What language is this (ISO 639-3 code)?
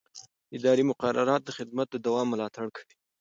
pus